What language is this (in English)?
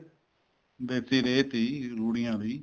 Punjabi